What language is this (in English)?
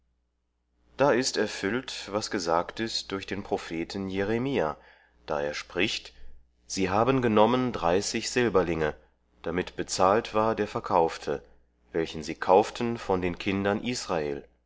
German